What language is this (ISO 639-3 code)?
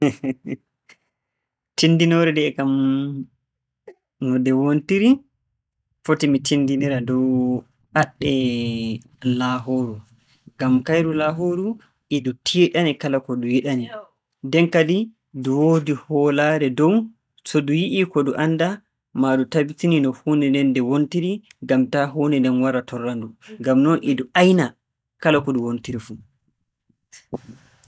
fue